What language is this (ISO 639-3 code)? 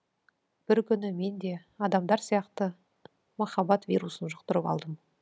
kaz